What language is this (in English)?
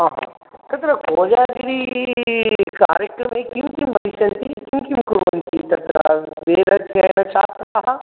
Sanskrit